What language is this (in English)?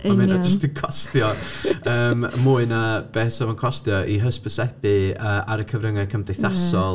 Welsh